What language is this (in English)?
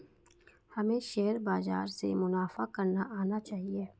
Hindi